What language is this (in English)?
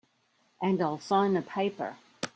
English